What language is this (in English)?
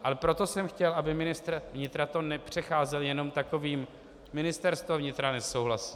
Czech